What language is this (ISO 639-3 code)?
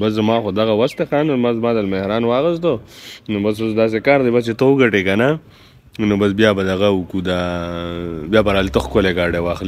ara